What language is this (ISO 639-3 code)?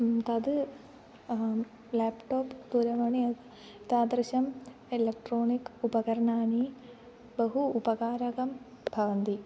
san